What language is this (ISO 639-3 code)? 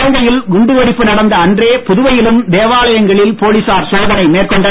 tam